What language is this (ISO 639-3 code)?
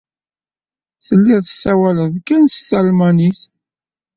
kab